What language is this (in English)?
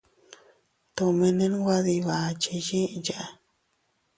Teutila Cuicatec